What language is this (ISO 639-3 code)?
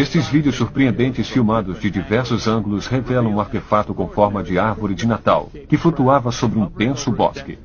por